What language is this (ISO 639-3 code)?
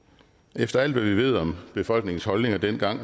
dan